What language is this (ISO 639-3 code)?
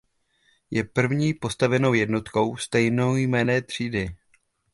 ces